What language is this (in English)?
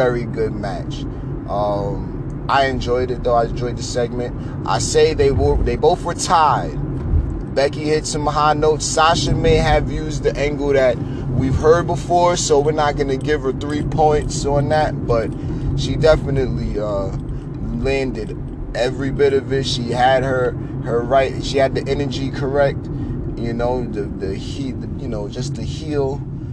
English